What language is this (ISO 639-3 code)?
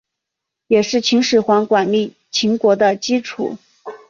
zho